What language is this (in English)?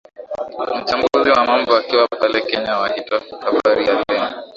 Swahili